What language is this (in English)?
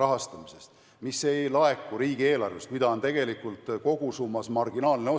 Estonian